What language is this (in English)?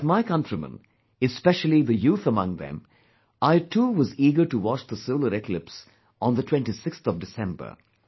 English